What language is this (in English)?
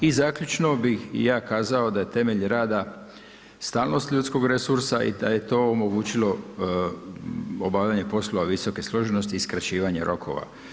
Croatian